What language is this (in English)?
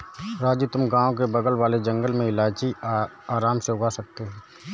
Hindi